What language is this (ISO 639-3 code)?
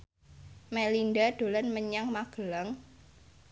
jav